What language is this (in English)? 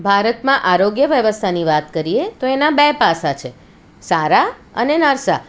Gujarati